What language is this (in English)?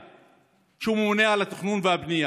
Hebrew